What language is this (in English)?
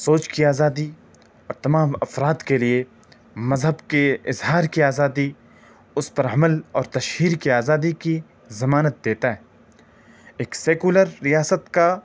Urdu